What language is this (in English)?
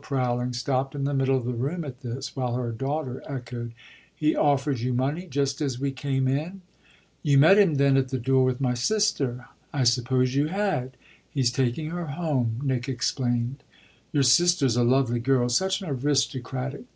English